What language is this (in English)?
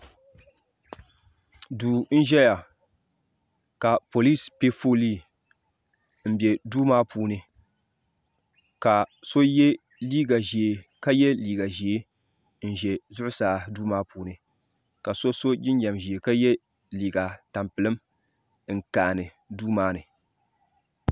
Dagbani